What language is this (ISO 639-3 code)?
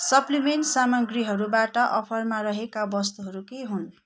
nep